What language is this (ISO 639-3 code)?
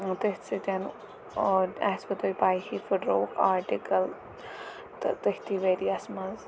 kas